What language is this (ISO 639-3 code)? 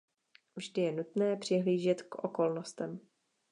ces